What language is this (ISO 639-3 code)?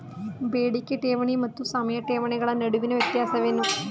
kan